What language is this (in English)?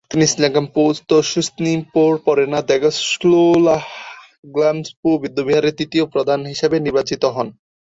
Bangla